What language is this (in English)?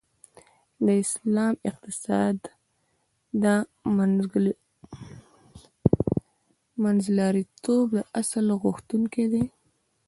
Pashto